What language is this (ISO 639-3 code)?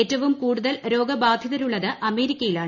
mal